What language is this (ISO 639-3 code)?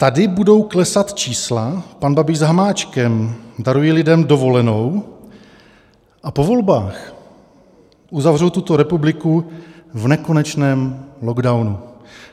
ces